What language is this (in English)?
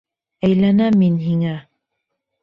Bashkir